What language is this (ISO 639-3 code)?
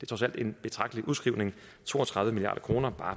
dan